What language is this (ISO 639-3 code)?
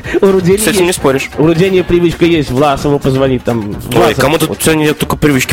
rus